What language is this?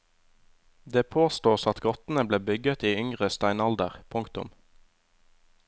Norwegian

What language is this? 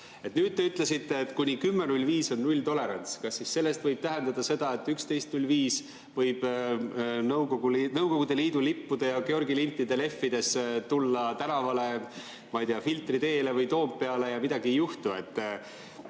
Estonian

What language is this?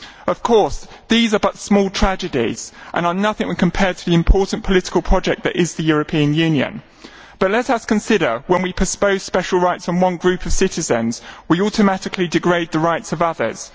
English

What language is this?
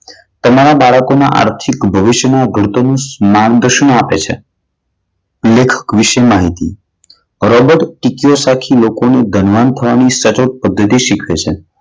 Gujarati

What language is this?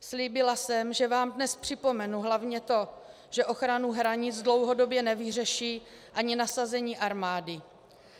Czech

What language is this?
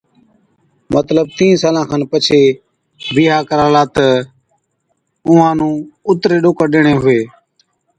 Od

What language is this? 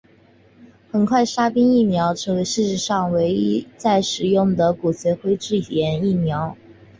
Chinese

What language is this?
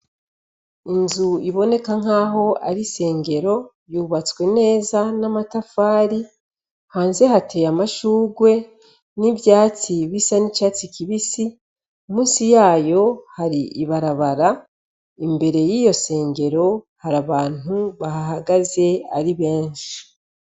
Rundi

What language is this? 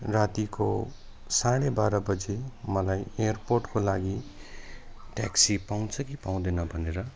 Nepali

